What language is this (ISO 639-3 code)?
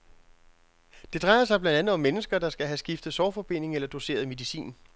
dan